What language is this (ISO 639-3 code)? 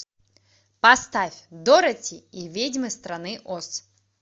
rus